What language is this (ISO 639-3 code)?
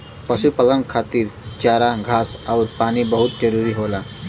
bho